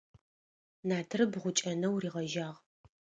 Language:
Adyghe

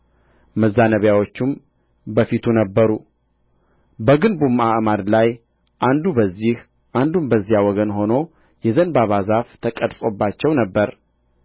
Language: Amharic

